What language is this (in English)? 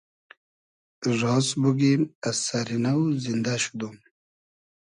Hazaragi